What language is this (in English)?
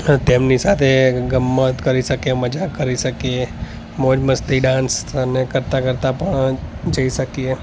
Gujarati